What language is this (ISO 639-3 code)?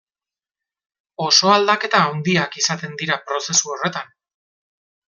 eus